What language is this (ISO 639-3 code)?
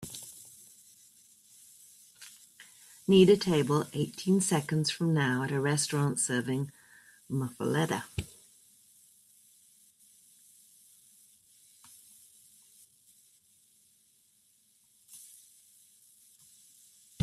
eng